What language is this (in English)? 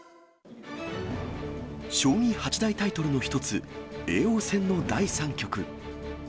Japanese